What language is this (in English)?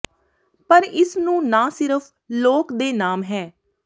Punjabi